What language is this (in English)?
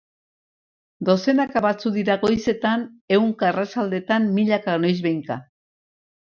Basque